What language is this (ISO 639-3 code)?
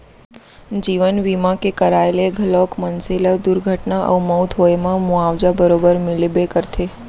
hne